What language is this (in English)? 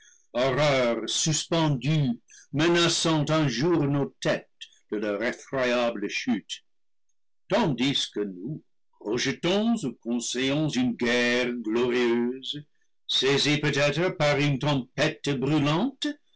French